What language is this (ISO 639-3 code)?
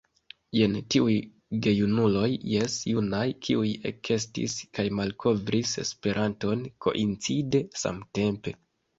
epo